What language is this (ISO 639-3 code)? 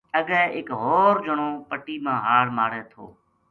gju